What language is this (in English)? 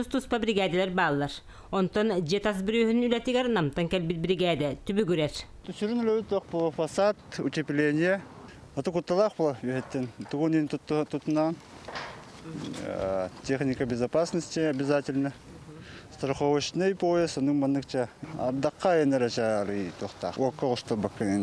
Russian